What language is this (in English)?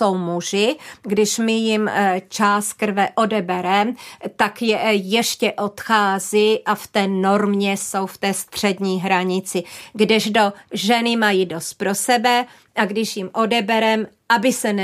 Czech